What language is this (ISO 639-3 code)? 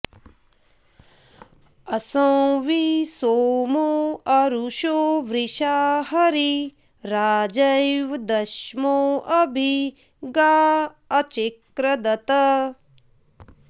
san